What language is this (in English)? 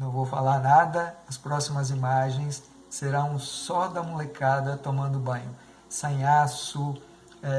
Portuguese